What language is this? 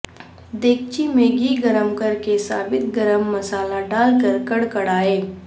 Urdu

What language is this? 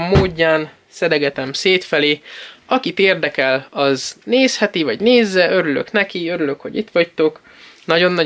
Hungarian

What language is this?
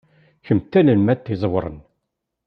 Kabyle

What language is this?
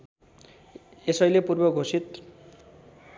Nepali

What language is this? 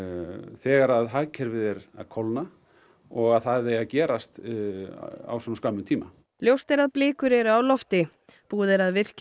Icelandic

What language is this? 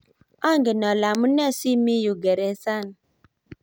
Kalenjin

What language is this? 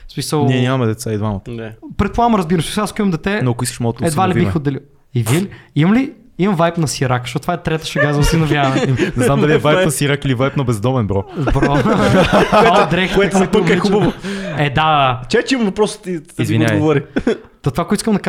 Bulgarian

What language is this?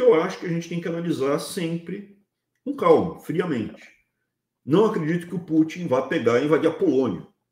Portuguese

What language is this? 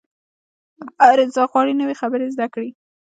Pashto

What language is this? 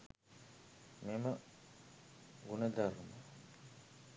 Sinhala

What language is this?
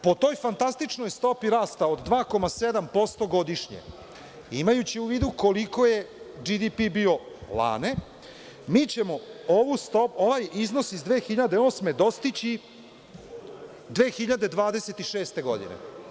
Serbian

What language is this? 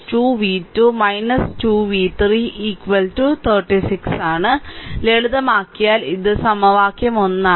Malayalam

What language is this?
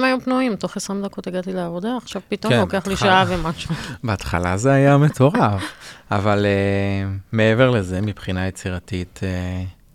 Hebrew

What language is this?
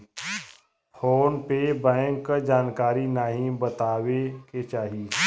Bhojpuri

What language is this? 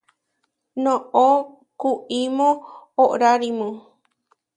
Huarijio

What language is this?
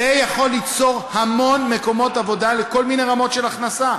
Hebrew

